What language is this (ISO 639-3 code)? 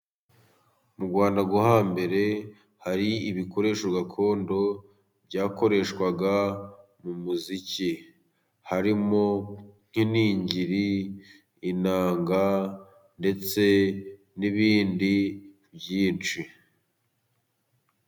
kin